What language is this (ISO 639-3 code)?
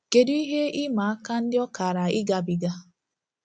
ibo